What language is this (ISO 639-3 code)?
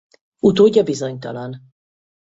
hun